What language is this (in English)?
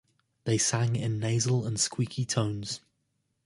English